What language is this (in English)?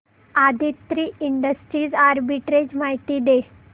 Marathi